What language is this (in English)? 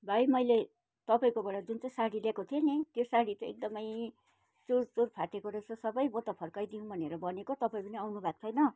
Nepali